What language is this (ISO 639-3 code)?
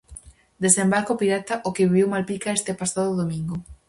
glg